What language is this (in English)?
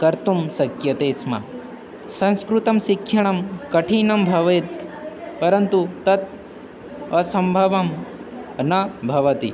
Sanskrit